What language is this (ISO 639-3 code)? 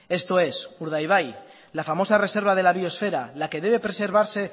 spa